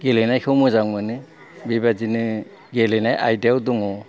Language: Bodo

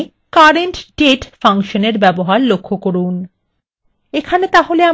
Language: Bangla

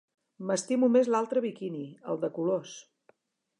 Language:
Catalan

